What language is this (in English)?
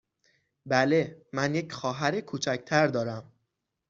Persian